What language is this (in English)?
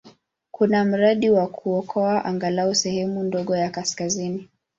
Swahili